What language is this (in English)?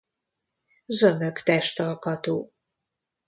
Hungarian